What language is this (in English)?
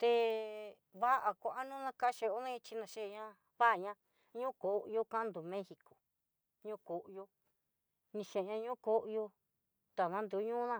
Southeastern Nochixtlán Mixtec